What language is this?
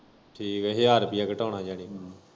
Punjabi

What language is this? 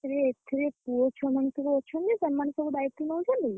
Odia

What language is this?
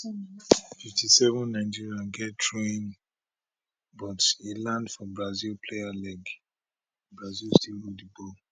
Nigerian Pidgin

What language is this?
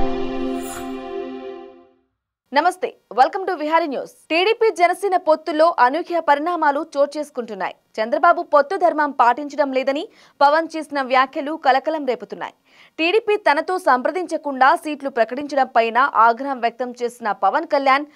Telugu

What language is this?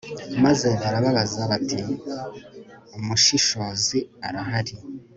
Kinyarwanda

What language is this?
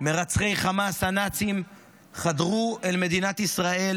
Hebrew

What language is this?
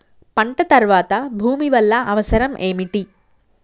Telugu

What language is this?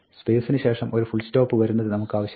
Malayalam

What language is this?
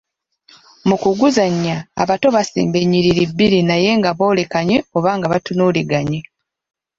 Ganda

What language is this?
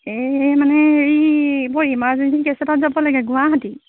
Assamese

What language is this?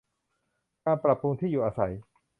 Thai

